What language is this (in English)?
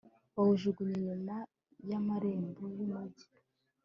Kinyarwanda